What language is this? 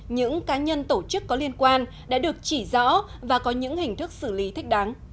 Vietnamese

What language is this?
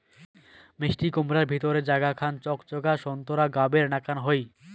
Bangla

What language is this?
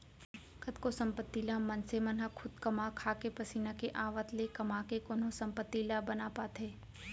Chhattisgarhi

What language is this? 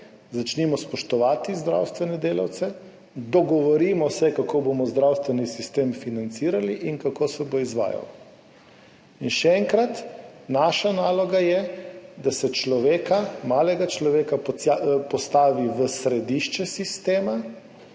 Slovenian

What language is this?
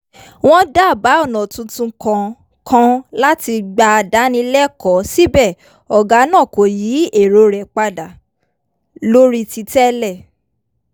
Yoruba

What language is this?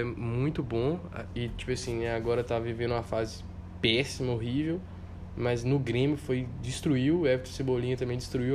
Portuguese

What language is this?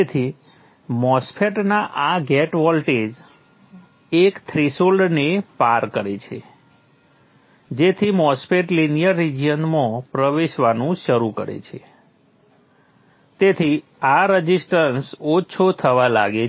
Gujarati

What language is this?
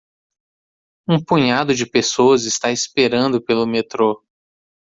Portuguese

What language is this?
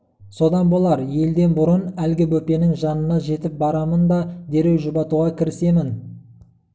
Kazakh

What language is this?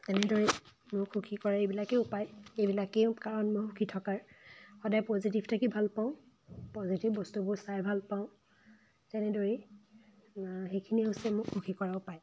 Assamese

